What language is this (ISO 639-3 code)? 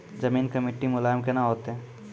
mai